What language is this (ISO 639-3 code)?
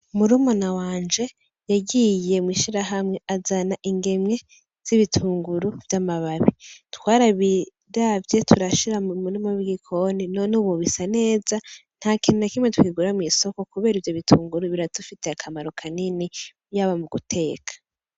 run